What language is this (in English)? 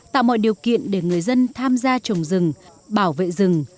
Vietnamese